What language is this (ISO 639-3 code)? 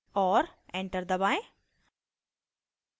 hin